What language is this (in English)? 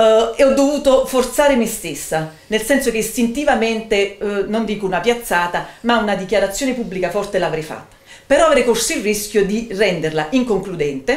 Italian